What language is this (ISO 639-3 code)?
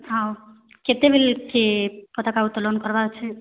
ori